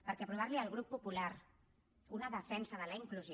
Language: Catalan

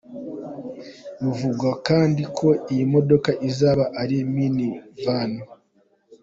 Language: Kinyarwanda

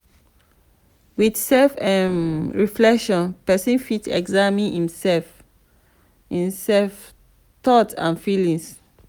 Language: Nigerian Pidgin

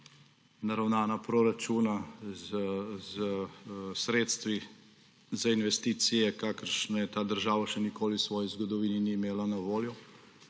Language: Slovenian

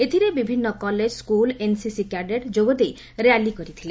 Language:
Odia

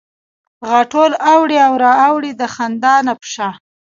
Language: Pashto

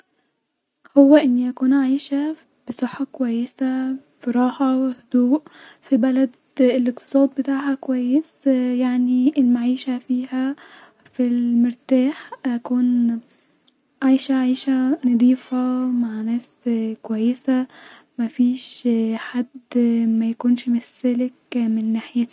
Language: Egyptian Arabic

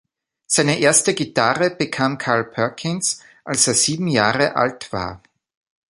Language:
German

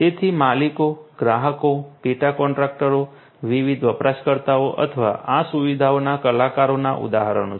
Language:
Gujarati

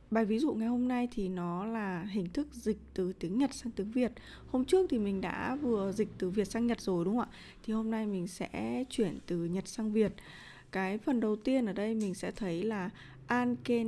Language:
Vietnamese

